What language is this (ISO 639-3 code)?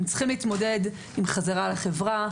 heb